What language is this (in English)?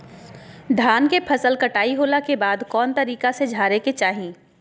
Magahi